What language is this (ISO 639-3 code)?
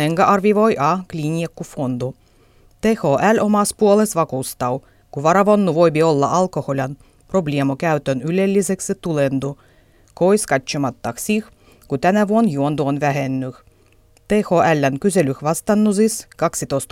fin